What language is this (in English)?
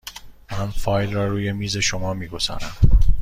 Persian